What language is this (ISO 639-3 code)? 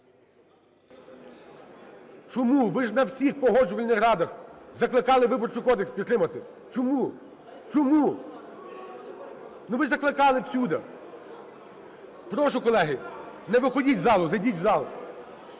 ukr